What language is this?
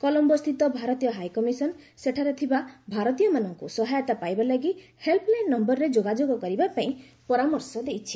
Odia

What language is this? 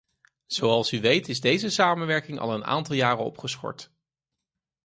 Dutch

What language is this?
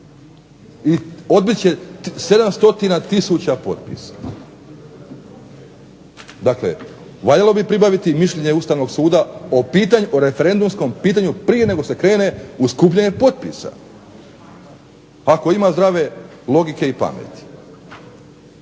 Croatian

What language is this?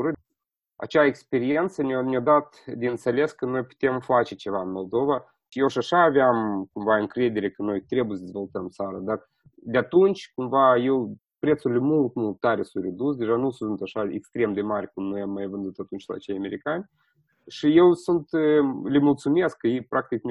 Romanian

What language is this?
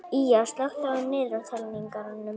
Icelandic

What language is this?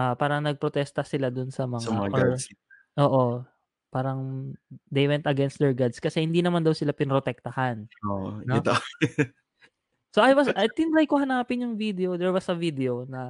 Filipino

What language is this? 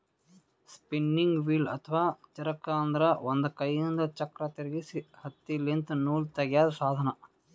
Kannada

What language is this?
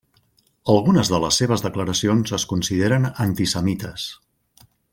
Catalan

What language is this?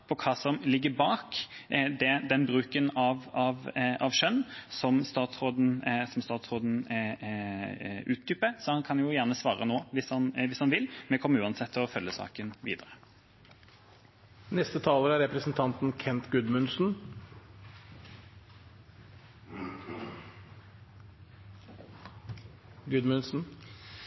Norwegian Bokmål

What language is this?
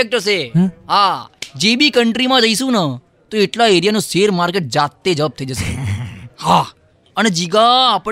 Gujarati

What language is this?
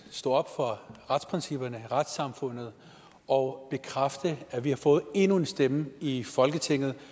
Danish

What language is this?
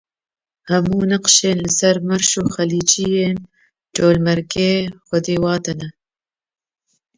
Kurdish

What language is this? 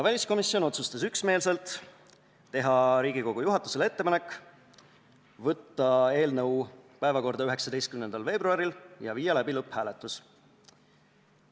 Estonian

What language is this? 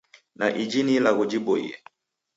Taita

